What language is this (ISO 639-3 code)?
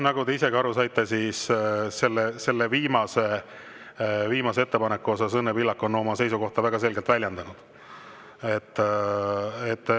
est